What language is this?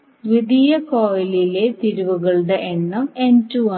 Malayalam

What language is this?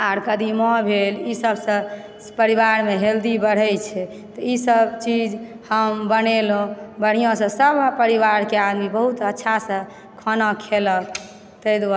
Maithili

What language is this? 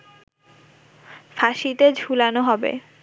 Bangla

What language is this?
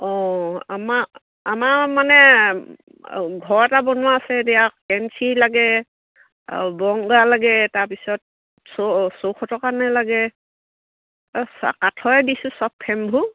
Assamese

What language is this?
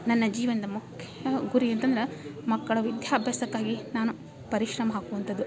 Kannada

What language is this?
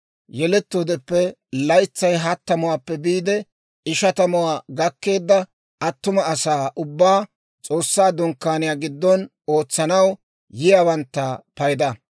Dawro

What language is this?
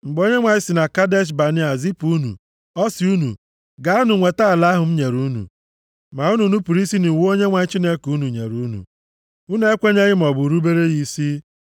Igbo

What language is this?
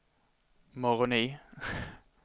Swedish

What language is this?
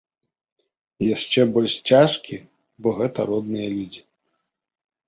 Belarusian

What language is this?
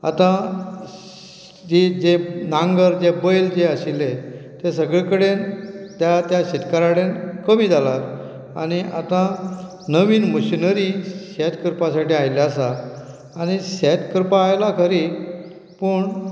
Konkani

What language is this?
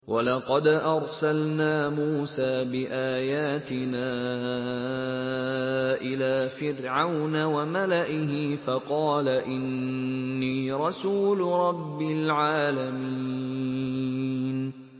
Arabic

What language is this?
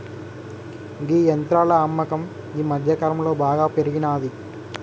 Telugu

